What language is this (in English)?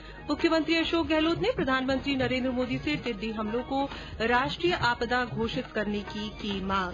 Hindi